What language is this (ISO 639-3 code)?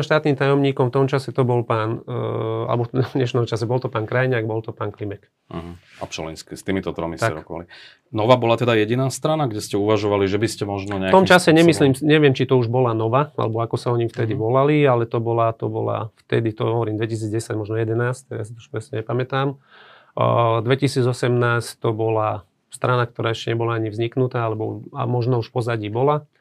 slk